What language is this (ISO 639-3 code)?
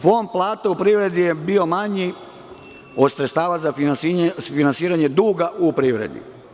srp